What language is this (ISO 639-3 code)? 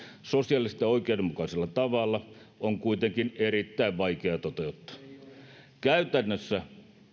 fin